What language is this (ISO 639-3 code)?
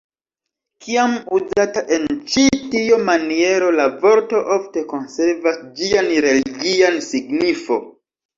epo